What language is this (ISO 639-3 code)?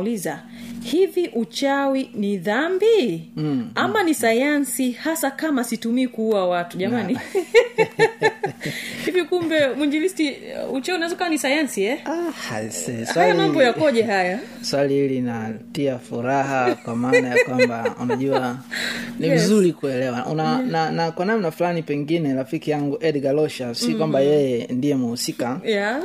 swa